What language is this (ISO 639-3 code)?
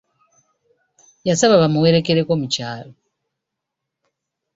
lug